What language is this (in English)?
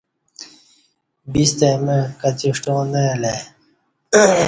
Kati